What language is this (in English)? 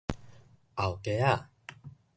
Min Nan Chinese